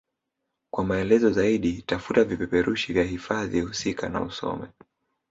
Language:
Swahili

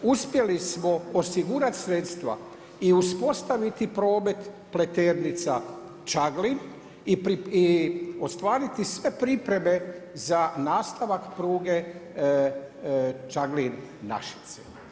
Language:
Croatian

